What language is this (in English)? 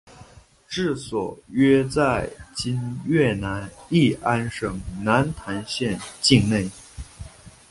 Chinese